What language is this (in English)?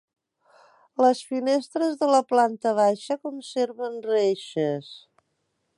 Catalan